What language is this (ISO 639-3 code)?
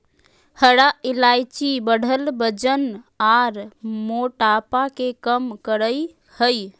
mag